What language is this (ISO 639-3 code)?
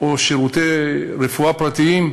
heb